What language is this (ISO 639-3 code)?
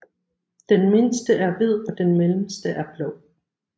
dan